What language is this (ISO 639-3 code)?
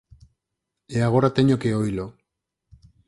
glg